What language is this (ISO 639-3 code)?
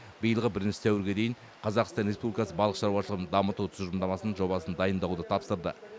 kaz